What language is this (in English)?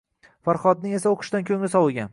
Uzbek